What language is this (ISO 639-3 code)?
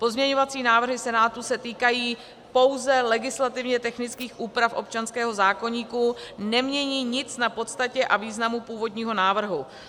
ces